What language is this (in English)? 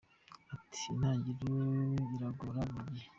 Kinyarwanda